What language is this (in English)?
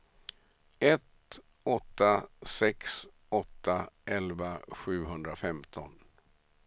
Swedish